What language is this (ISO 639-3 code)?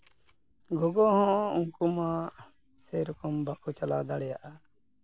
sat